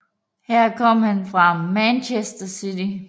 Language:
Danish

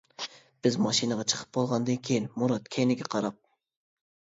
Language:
Uyghur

